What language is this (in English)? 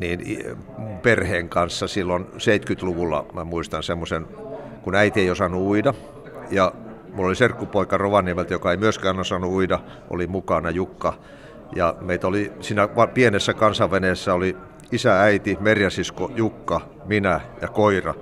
Finnish